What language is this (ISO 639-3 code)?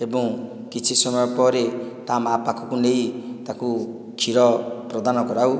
ori